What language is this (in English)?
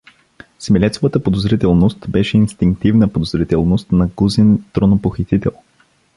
Bulgarian